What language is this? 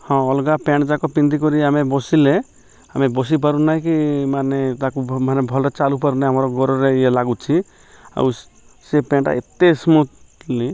Odia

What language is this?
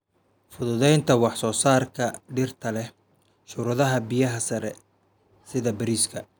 Somali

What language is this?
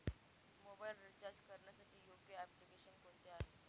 Marathi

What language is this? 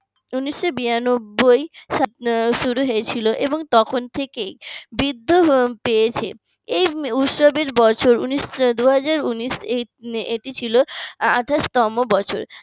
Bangla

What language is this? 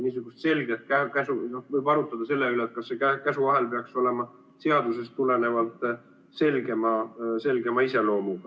Estonian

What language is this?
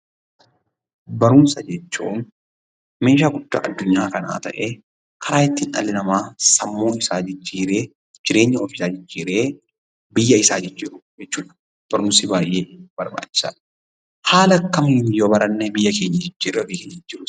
Oromo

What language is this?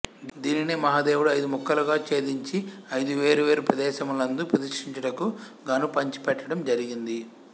Telugu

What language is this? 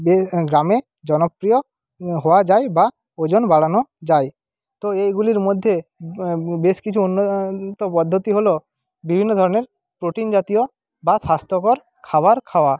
Bangla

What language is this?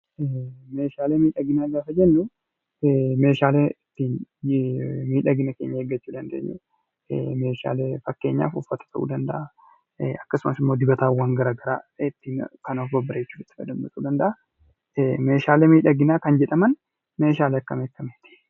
Oromo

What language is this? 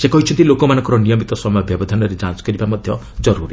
Odia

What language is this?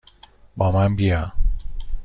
Persian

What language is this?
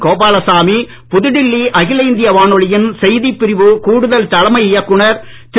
Tamil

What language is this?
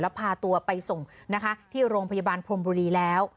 Thai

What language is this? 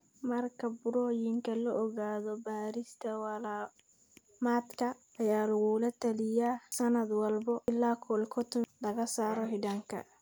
Somali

